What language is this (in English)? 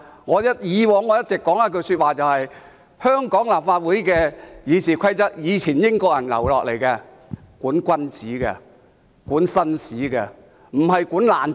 Cantonese